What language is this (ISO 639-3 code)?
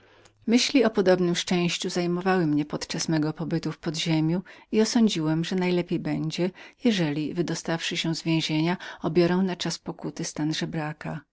pol